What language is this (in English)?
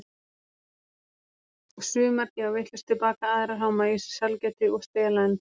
Icelandic